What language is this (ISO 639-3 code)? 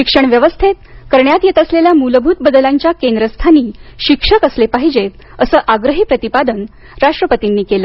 mar